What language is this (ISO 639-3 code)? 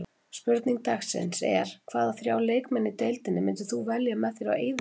isl